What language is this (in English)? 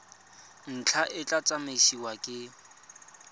Tswana